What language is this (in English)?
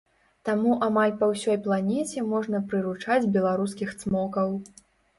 Belarusian